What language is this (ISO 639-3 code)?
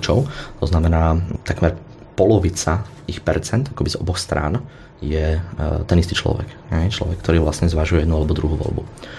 slk